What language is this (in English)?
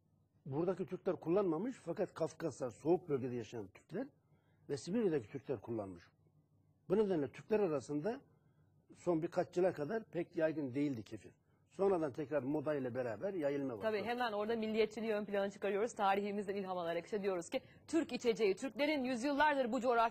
Turkish